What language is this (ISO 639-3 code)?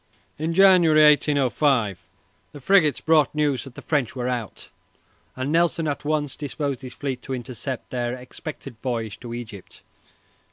eng